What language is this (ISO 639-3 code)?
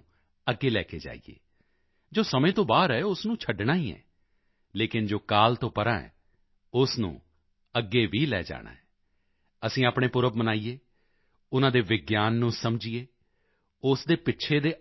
pan